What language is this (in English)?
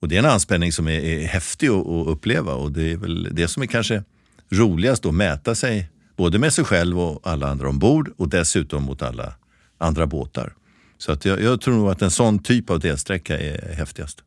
Swedish